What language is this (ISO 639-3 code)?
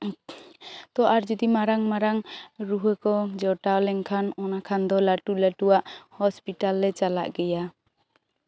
sat